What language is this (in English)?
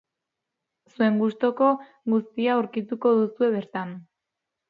Basque